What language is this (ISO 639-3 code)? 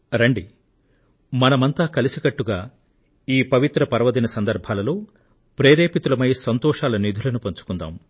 tel